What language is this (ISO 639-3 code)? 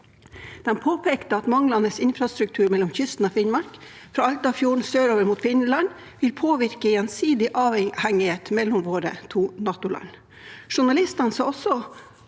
nor